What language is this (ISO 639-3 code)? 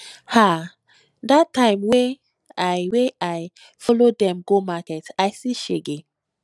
pcm